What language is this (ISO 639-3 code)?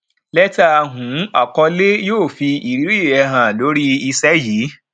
yor